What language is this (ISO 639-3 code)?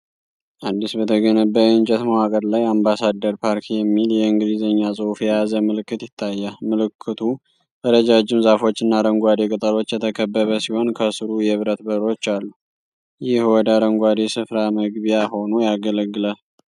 amh